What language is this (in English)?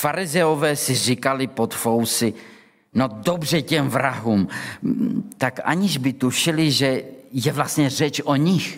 Czech